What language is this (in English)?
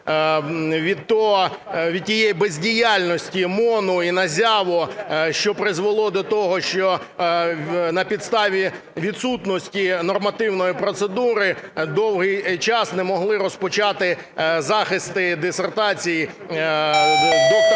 Ukrainian